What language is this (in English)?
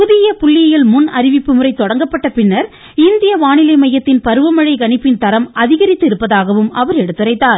Tamil